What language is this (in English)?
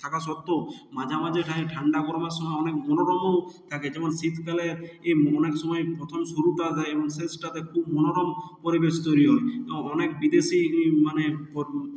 Bangla